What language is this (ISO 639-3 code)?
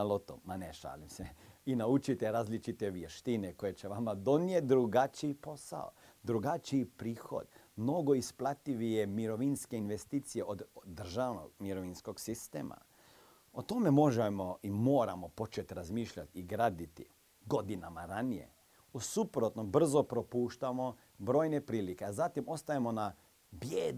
hrv